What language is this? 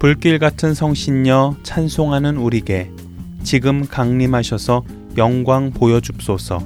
Korean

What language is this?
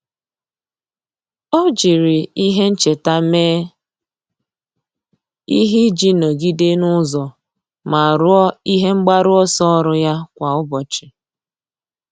Igbo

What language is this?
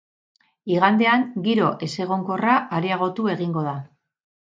Basque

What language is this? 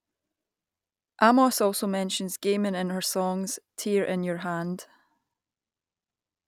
English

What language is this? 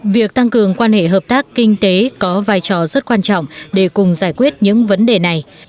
Vietnamese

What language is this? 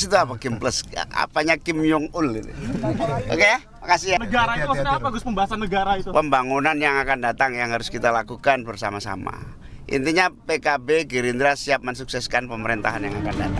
Indonesian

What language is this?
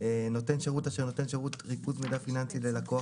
Hebrew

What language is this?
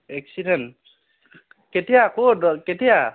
Assamese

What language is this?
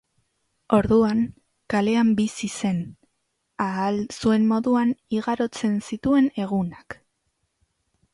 Basque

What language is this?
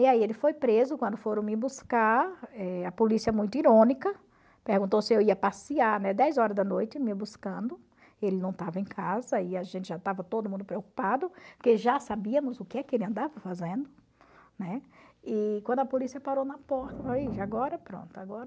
Portuguese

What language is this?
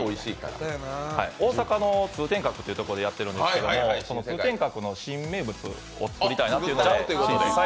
Japanese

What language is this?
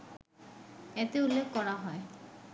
Bangla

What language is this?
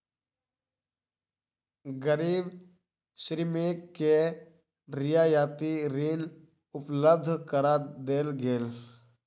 Maithili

